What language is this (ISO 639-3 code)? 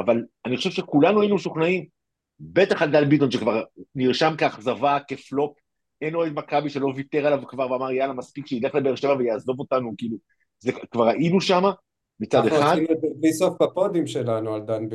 heb